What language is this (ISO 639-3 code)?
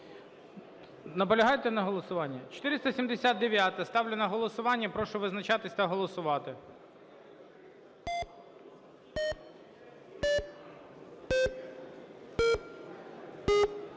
ukr